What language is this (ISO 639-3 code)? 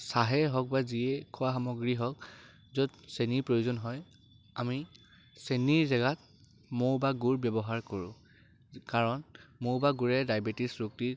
asm